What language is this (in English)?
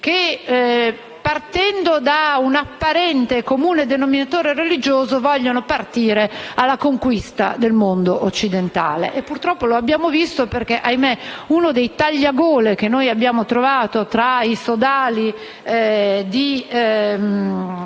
Italian